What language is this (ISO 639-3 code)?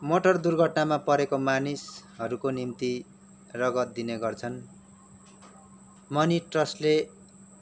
nep